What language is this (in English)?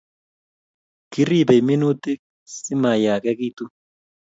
Kalenjin